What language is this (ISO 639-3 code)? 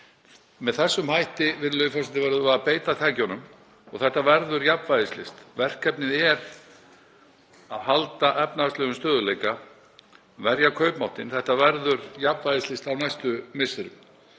isl